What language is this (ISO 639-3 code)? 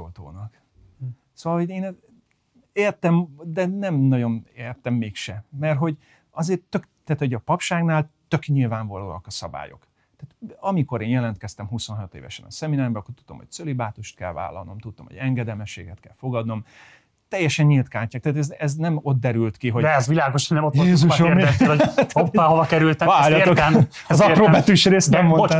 hun